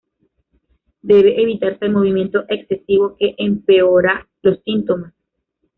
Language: Spanish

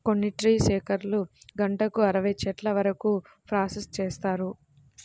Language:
Telugu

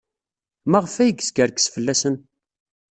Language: Kabyle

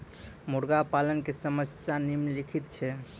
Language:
Maithili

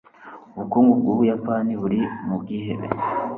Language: Kinyarwanda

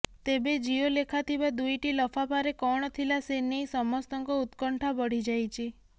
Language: Odia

